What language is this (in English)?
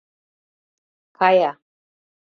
Mari